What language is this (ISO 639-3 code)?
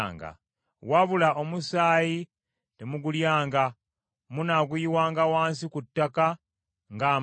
lug